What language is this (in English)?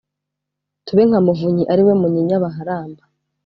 Kinyarwanda